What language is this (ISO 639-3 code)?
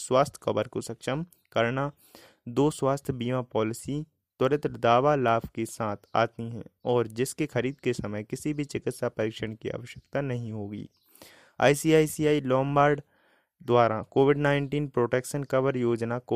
hin